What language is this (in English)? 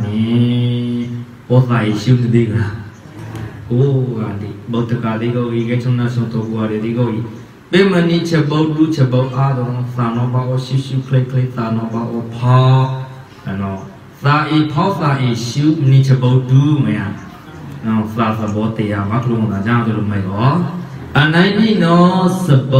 Thai